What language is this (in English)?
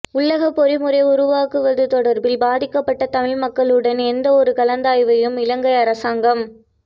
Tamil